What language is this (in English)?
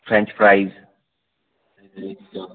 Punjabi